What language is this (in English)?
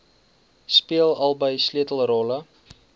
Afrikaans